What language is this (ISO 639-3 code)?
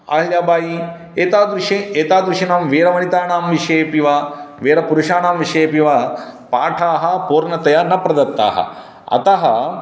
san